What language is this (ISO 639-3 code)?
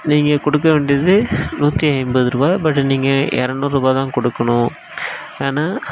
tam